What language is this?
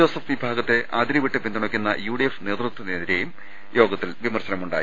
Malayalam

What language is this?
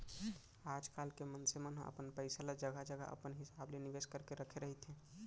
Chhattisgarhi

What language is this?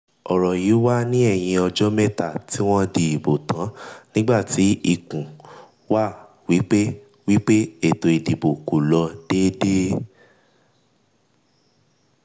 Yoruba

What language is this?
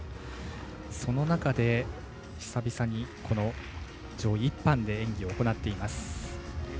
Japanese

